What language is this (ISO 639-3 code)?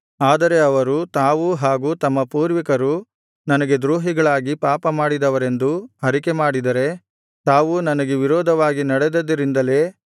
kan